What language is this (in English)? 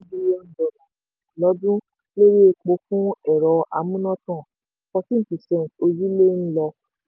Yoruba